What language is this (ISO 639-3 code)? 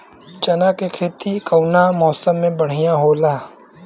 bho